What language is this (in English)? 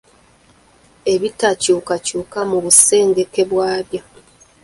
Ganda